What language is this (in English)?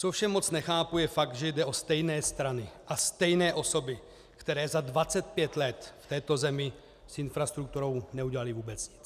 Czech